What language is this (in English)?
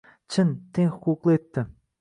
Uzbek